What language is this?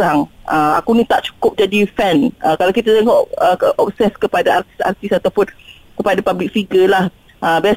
Malay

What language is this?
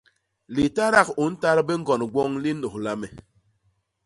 Basaa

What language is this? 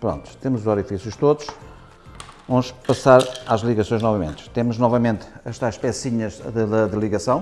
Portuguese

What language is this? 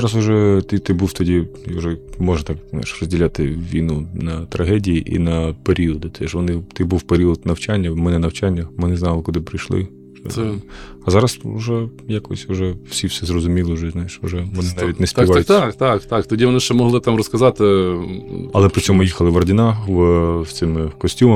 Ukrainian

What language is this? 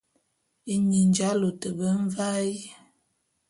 Bulu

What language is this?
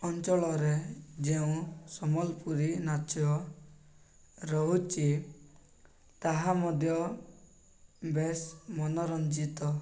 Odia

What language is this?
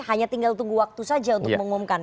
Indonesian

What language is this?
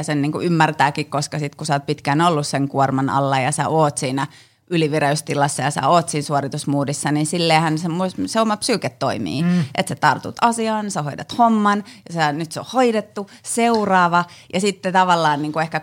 Finnish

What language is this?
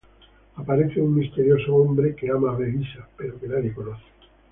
Spanish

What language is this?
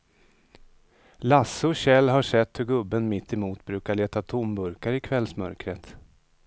Swedish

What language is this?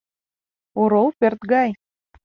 Mari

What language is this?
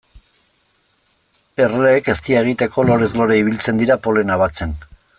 Basque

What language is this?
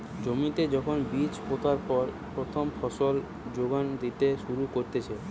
Bangla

